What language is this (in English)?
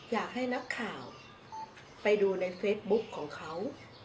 Thai